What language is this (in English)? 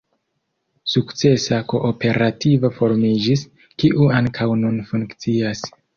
Esperanto